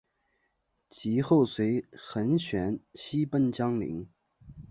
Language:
Chinese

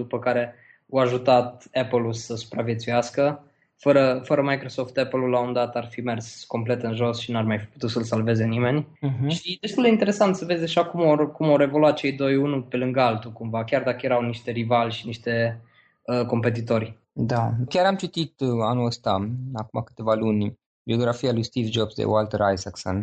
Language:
Romanian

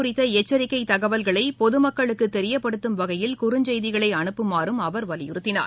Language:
Tamil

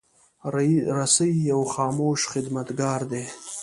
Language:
Pashto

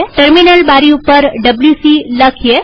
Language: Gujarati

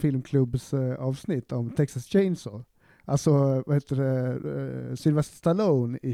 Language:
Swedish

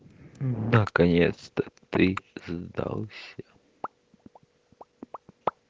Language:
Russian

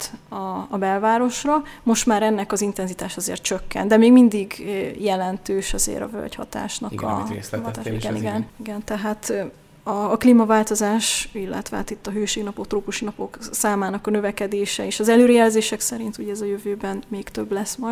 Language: Hungarian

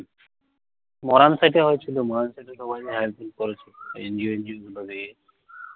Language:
Bangla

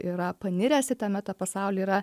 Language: Lithuanian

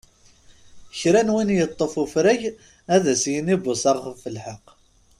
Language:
Kabyle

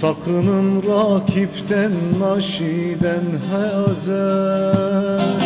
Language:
Turkish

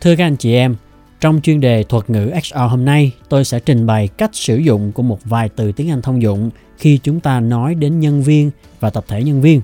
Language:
Vietnamese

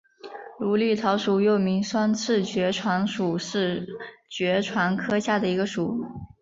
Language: Chinese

